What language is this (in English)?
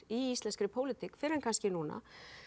Icelandic